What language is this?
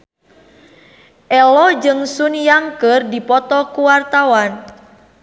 Sundanese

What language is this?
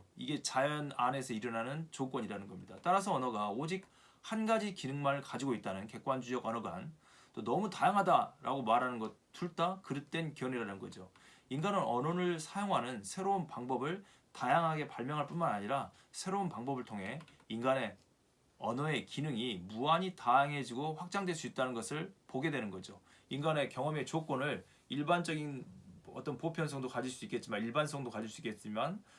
Korean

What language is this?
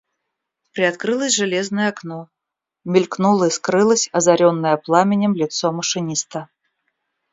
Russian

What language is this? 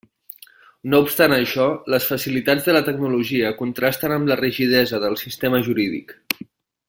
Catalan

